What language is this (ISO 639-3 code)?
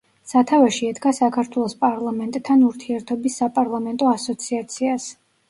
kat